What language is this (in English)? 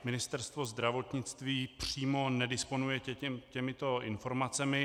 Czech